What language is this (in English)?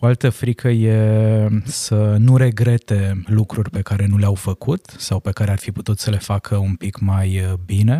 Romanian